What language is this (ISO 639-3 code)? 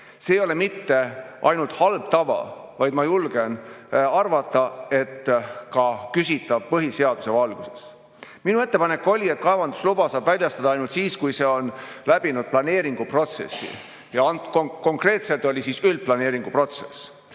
est